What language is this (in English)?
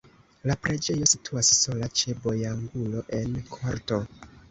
Esperanto